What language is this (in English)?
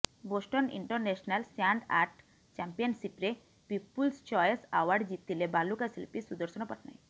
Odia